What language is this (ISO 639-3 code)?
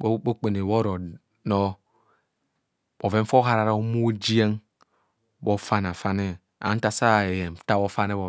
bcs